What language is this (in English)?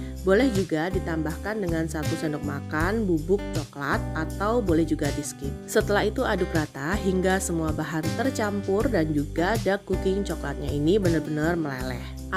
Indonesian